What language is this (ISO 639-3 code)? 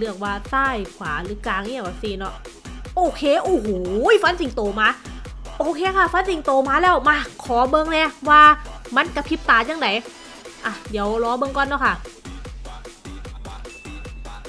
tha